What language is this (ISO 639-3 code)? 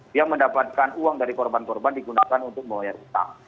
ind